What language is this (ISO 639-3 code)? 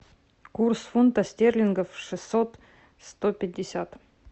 rus